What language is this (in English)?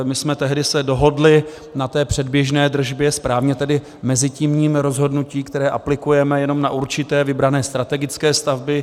Czech